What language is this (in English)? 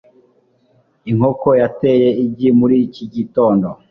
Kinyarwanda